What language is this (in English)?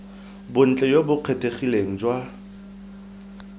Tswana